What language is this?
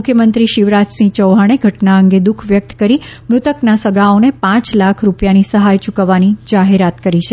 Gujarati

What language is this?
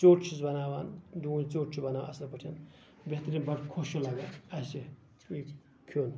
Kashmiri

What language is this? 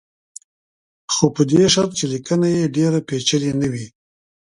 Pashto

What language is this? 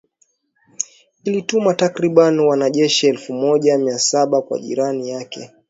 Swahili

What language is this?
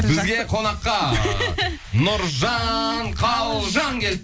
Kazakh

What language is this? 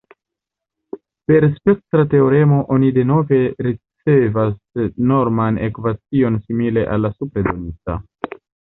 Esperanto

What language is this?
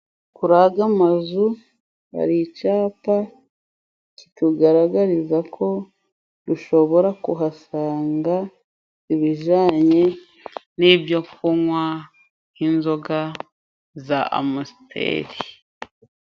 Kinyarwanda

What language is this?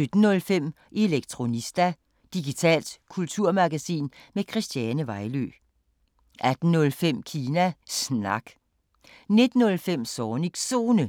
Danish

